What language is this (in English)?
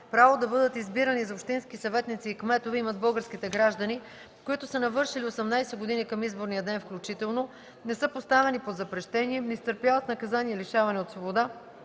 Bulgarian